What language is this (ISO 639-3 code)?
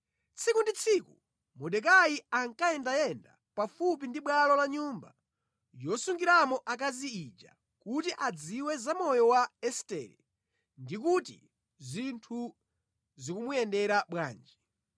nya